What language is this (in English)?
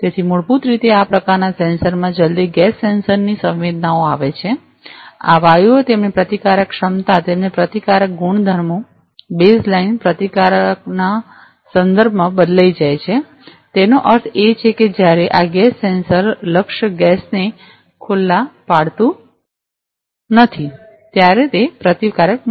Gujarati